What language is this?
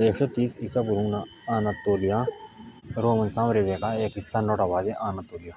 Jaunsari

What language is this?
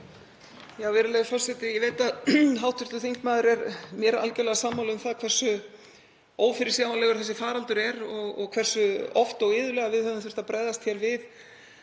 Icelandic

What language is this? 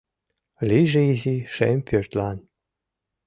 Mari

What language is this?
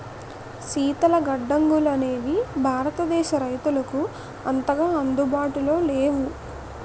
Telugu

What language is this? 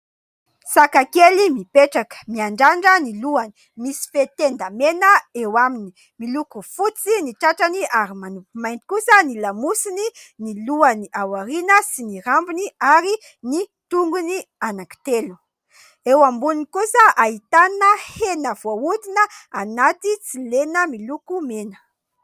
Malagasy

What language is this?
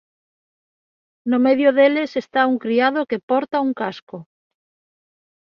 Galician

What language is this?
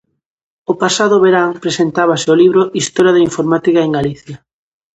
Galician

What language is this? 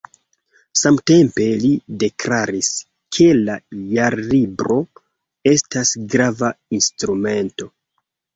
Esperanto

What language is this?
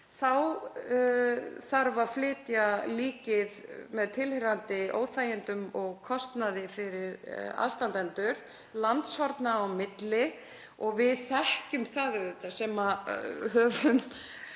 Icelandic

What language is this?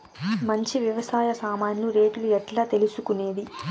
Telugu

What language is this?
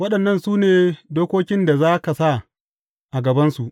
Hausa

